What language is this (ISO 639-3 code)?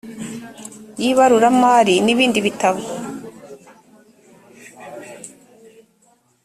kin